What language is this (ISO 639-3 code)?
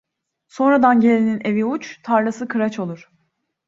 tur